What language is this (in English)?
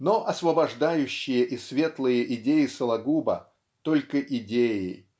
Russian